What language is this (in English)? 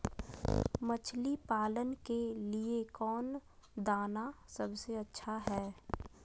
Magahi